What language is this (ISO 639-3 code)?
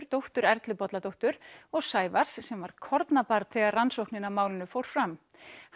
isl